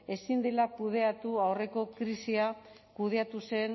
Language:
Basque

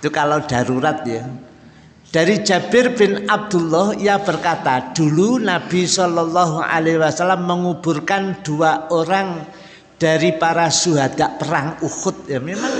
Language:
Indonesian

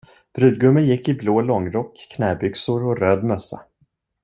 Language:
Swedish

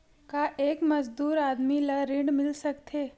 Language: Chhattisgarhi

